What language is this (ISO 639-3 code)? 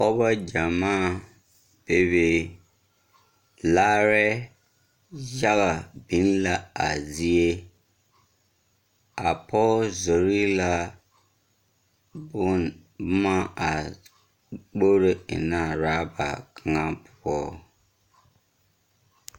dga